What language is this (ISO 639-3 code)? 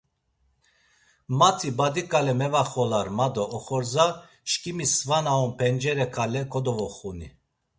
lzz